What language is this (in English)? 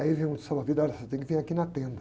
Portuguese